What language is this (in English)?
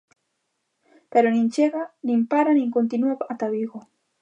Galician